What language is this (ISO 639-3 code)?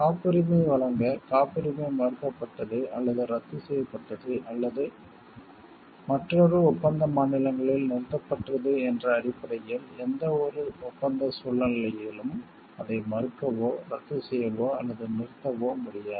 tam